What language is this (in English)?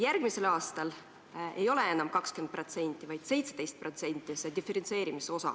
Estonian